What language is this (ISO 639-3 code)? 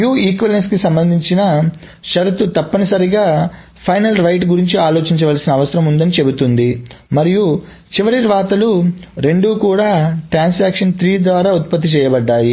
tel